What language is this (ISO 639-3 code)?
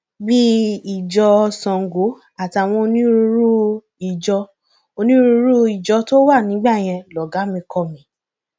yor